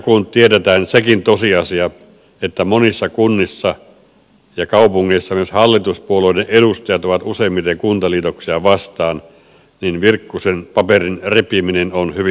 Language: Finnish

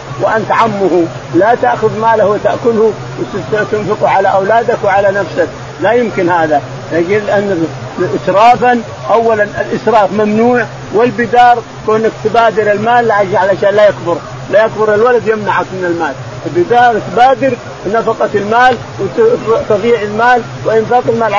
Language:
Arabic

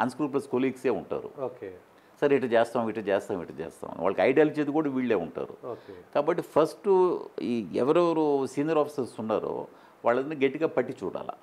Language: Telugu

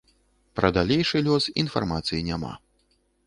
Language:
Belarusian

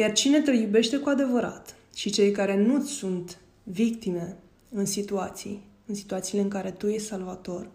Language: Romanian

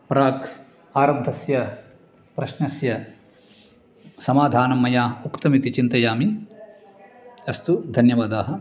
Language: Sanskrit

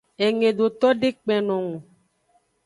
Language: Aja (Benin)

